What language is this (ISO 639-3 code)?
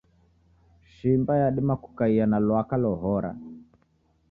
dav